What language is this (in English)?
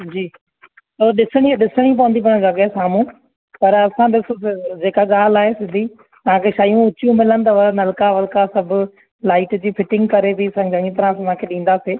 Sindhi